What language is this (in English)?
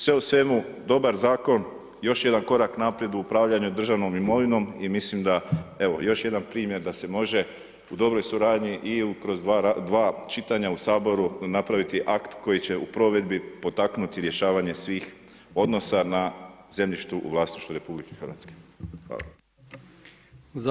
Croatian